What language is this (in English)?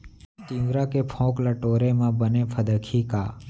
Chhattisgarhi